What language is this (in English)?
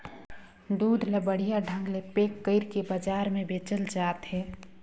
Chhattisgarhi